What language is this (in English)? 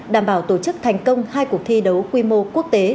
Vietnamese